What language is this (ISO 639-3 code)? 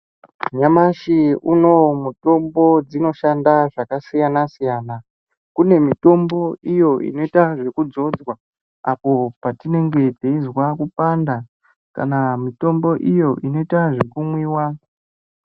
ndc